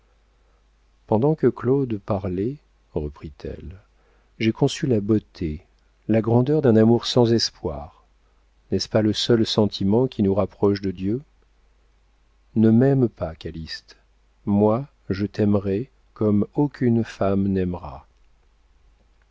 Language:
French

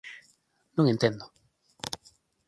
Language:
Galician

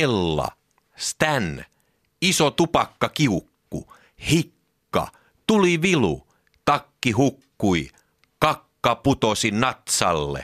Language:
Finnish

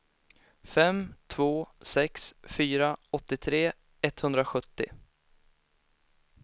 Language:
Swedish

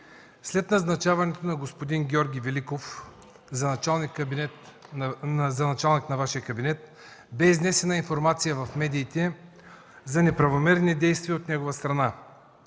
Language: Bulgarian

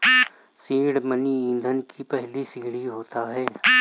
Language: Hindi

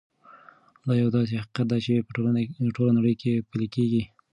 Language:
Pashto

